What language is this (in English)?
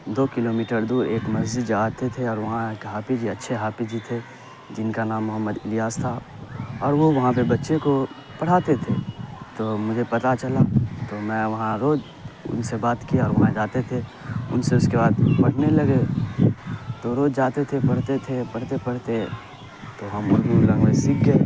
Urdu